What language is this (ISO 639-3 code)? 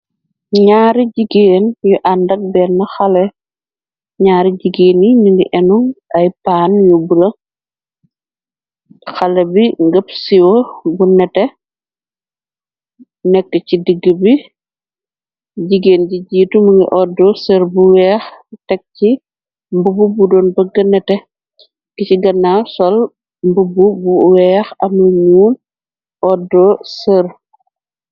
wol